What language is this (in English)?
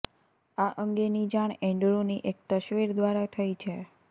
Gujarati